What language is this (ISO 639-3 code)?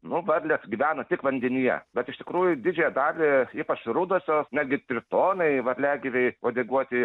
lit